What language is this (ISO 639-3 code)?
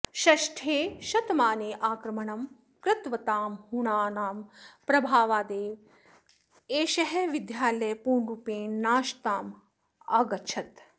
san